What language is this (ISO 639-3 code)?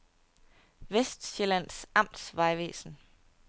dan